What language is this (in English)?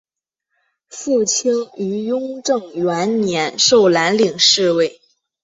Chinese